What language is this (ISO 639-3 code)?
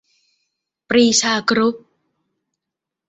tha